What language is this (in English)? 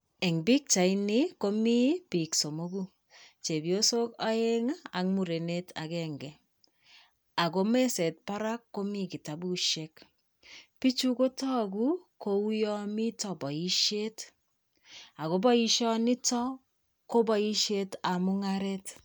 Kalenjin